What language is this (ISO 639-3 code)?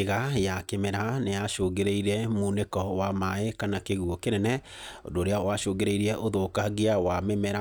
kik